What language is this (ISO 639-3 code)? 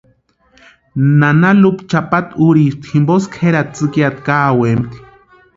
pua